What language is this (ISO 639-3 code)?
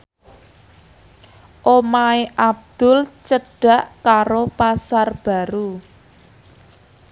jav